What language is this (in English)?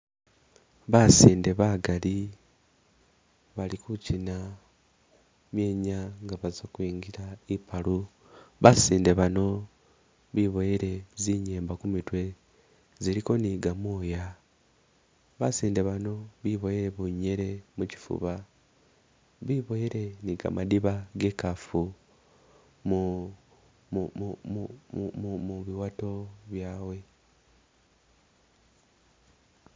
Masaaba